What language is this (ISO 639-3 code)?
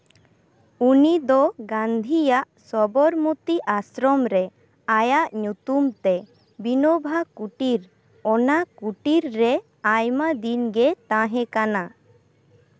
sat